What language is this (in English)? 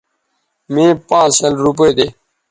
Bateri